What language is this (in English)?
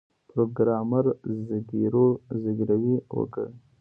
Pashto